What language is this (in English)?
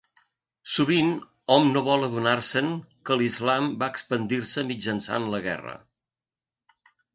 Catalan